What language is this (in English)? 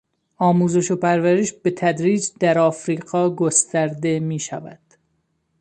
Persian